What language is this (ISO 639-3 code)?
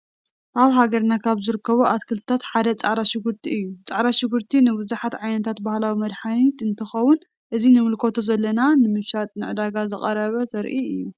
tir